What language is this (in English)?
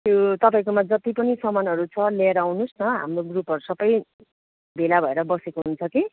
Nepali